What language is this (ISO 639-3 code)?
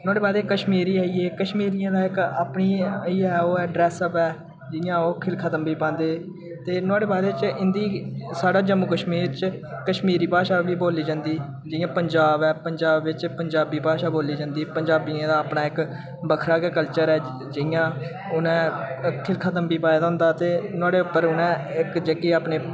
doi